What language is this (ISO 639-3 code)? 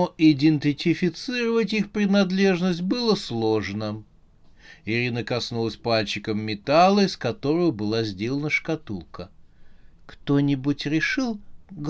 rus